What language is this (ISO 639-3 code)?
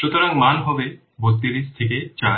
ben